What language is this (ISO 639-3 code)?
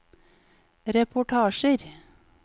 nor